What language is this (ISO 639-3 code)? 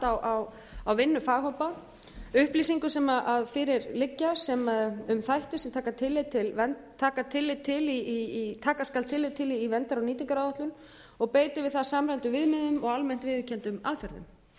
isl